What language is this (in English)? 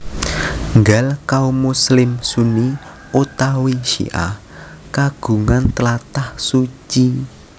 Javanese